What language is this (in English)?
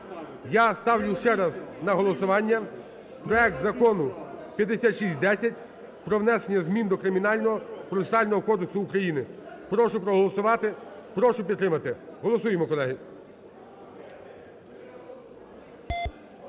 Ukrainian